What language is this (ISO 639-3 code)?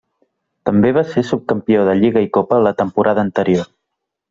cat